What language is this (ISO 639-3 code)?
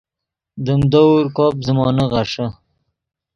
ydg